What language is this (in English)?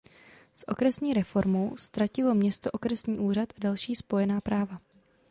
Czech